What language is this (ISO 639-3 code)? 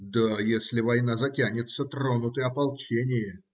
rus